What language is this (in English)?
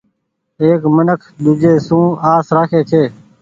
Goaria